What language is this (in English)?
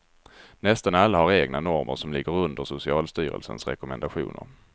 Swedish